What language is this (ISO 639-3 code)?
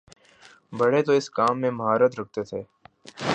urd